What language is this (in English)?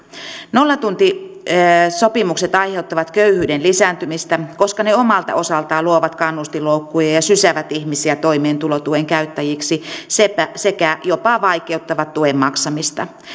Finnish